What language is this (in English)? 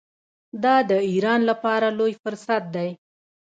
Pashto